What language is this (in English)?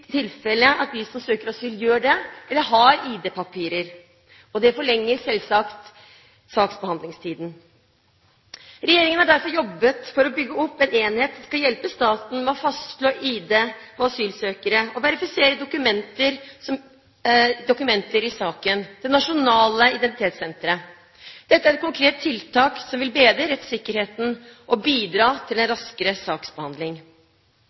Norwegian Bokmål